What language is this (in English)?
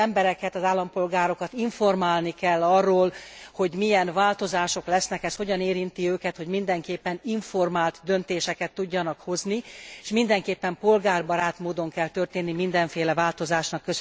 Hungarian